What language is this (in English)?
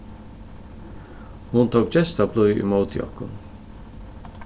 Faroese